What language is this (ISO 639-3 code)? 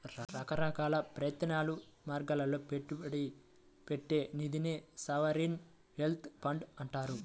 tel